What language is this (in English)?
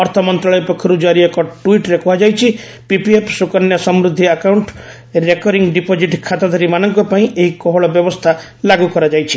Odia